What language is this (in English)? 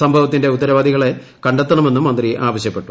Malayalam